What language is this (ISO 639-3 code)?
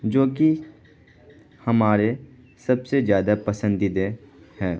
urd